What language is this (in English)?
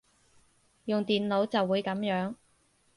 Cantonese